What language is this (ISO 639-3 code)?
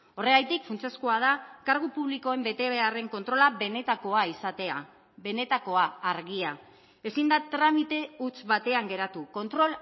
eus